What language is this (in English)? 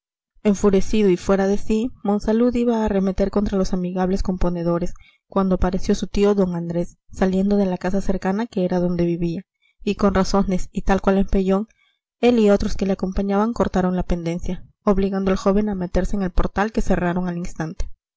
Spanish